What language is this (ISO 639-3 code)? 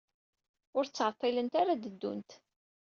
kab